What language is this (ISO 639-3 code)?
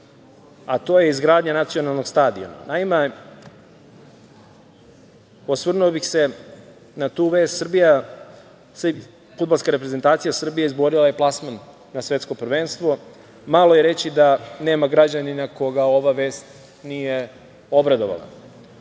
srp